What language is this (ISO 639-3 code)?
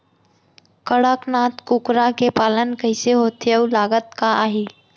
hne